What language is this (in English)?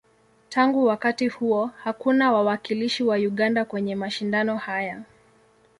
Swahili